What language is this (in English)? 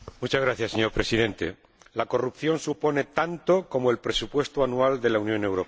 Spanish